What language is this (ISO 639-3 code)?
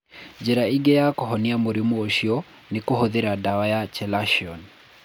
kik